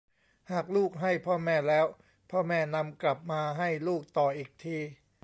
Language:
Thai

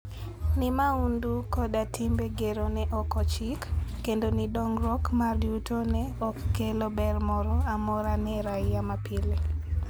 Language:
Luo (Kenya and Tanzania)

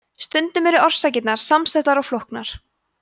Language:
Icelandic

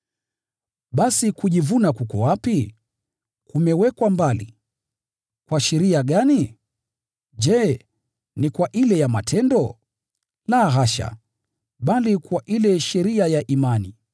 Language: Swahili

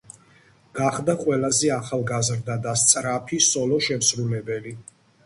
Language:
Georgian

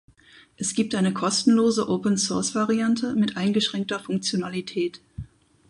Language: German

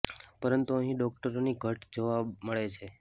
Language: Gujarati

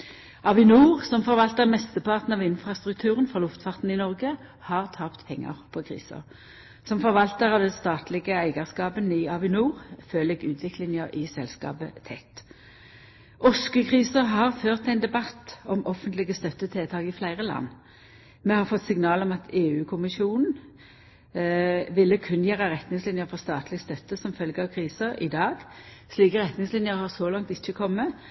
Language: Norwegian Nynorsk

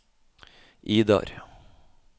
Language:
Norwegian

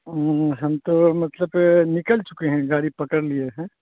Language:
Urdu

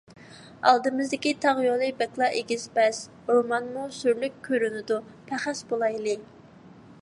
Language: Uyghur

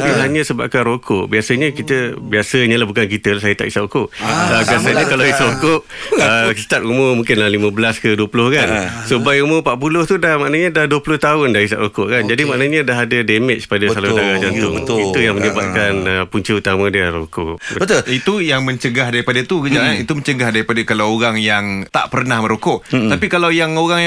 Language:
Malay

